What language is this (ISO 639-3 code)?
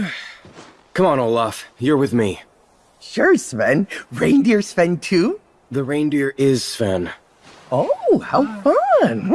eng